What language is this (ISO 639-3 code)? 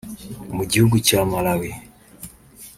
kin